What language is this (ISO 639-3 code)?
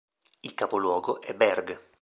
ita